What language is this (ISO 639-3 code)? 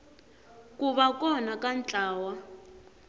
tso